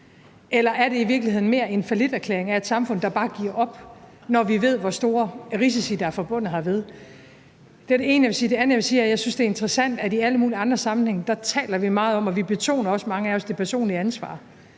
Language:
Danish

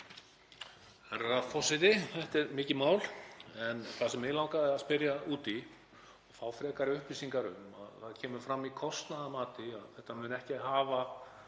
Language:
Icelandic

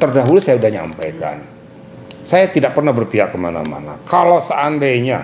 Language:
Indonesian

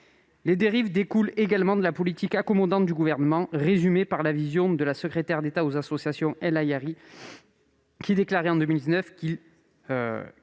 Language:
French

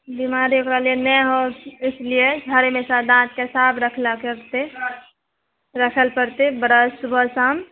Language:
Maithili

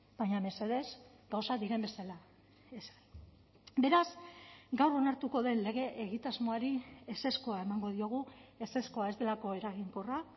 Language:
Basque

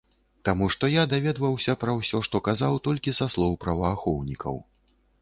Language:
Belarusian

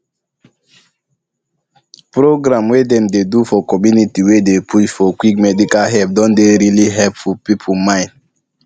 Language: Nigerian Pidgin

